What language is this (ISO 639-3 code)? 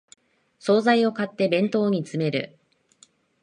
jpn